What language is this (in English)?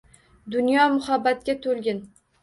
Uzbek